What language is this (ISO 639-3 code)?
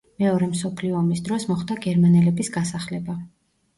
kat